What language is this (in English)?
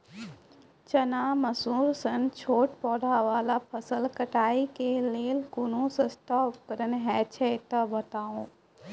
Maithili